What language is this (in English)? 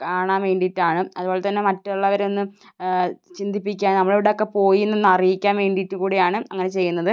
Malayalam